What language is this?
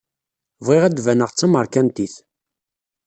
Kabyle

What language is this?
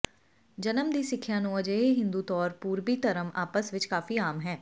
Punjabi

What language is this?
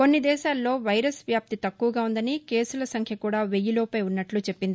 Telugu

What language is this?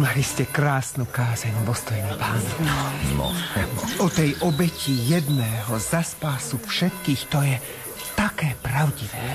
Slovak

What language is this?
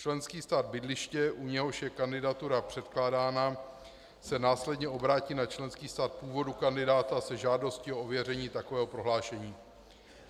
Czech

